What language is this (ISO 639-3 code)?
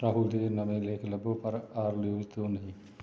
pan